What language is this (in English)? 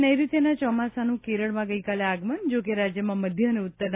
Gujarati